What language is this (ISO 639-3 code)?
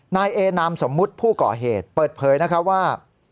tha